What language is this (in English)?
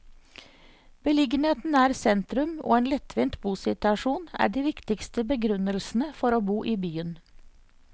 Norwegian